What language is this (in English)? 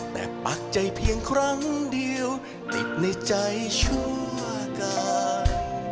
Thai